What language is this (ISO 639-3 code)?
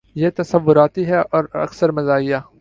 urd